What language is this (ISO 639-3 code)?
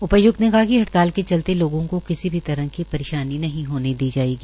hin